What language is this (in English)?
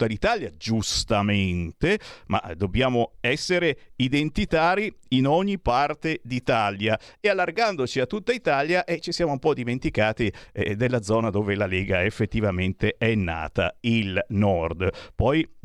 Italian